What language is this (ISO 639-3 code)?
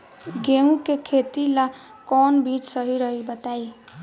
bho